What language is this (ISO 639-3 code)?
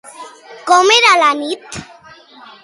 cat